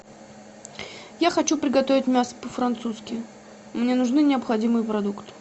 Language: Russian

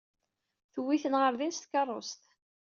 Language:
Kabyle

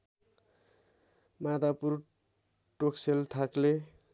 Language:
Nepali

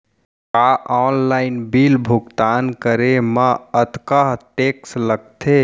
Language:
Chhattisgarhi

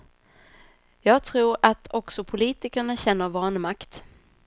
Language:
Swedish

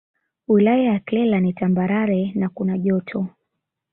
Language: Swahili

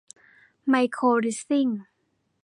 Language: Thai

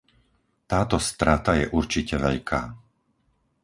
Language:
Slovak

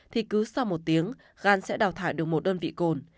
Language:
Vietnamese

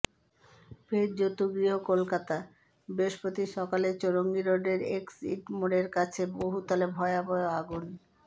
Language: Bangla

